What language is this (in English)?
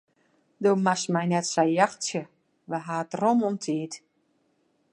Western Frisian